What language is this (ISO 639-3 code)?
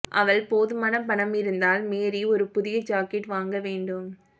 tam